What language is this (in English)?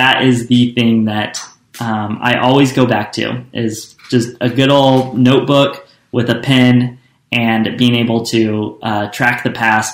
English